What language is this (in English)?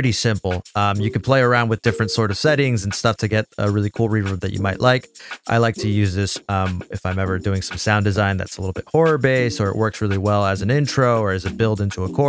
English